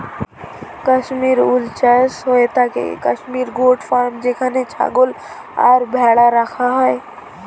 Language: Bangla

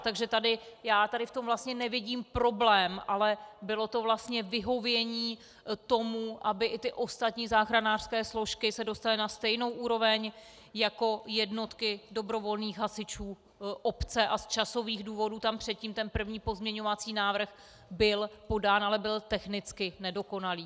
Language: Czech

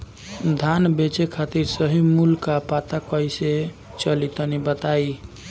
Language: Bhojpuri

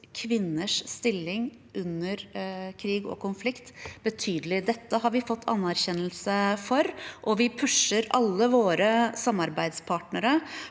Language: Norwegian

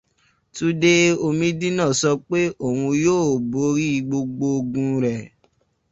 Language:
Yoruba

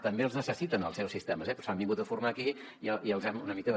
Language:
Catalan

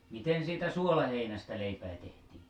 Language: Finnish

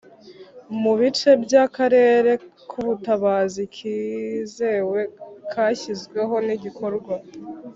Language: Kinyarwanda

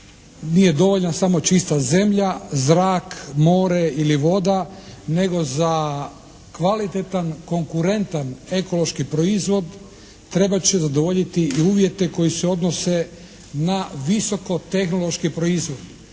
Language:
Croatian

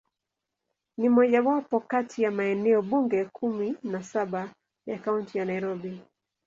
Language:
Swahili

